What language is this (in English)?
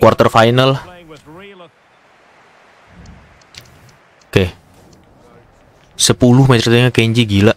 Indonesian